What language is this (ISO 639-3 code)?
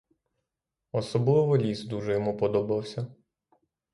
ukr